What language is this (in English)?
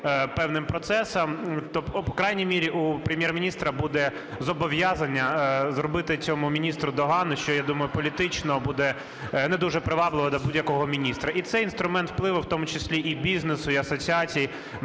Ukrainian